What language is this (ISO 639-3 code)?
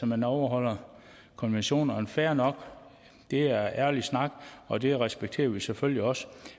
dan